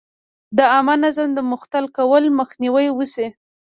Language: Pashto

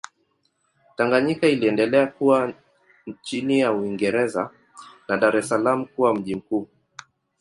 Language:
Swahili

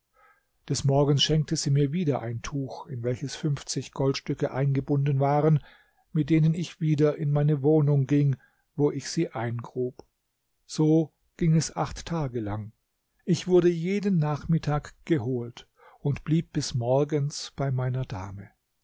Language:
German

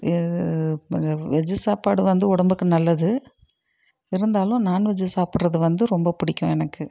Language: Tamil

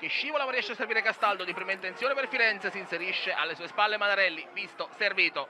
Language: Italian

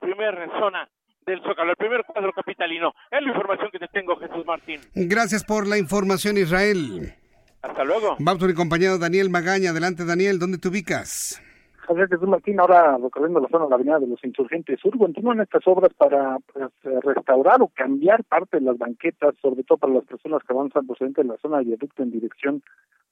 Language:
Spanish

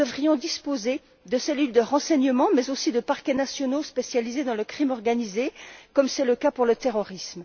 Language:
French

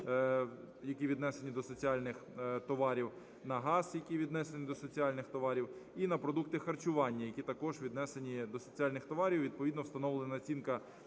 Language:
Ukrainian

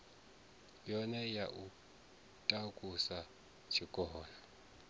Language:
Venda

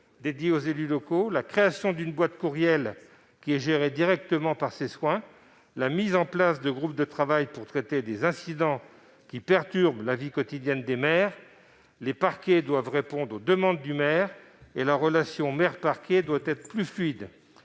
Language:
French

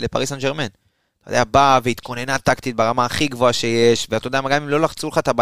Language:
Hebrew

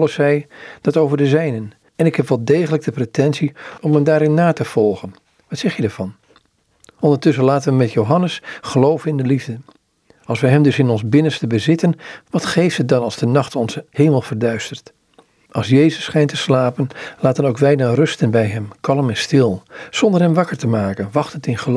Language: Dutch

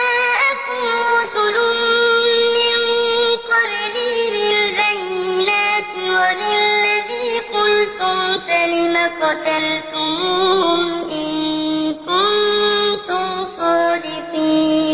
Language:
Arabic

